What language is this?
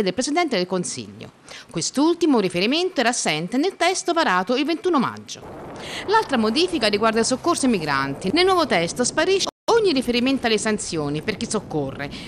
Italian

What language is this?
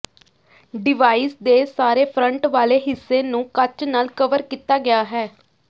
Punjabi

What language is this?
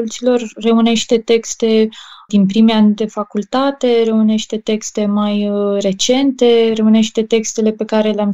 Romanian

